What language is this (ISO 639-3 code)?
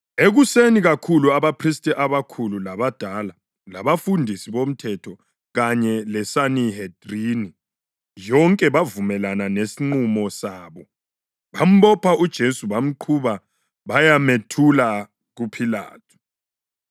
nde